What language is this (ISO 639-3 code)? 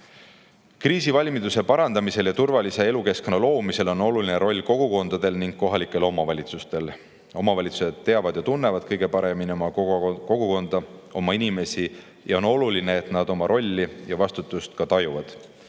est